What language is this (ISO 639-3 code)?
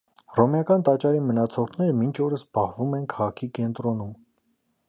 hye